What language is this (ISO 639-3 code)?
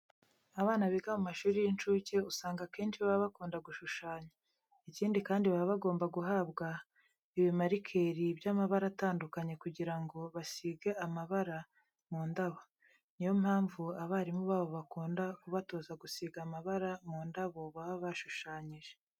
kin